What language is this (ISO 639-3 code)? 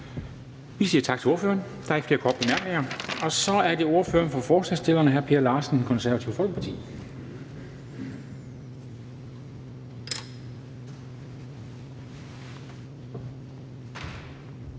dan